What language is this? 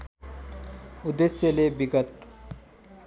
Nepali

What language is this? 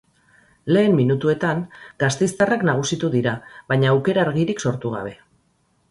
Basque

